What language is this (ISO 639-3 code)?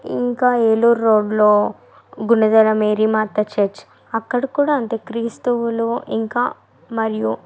tel